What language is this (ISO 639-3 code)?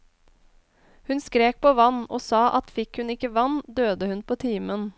nor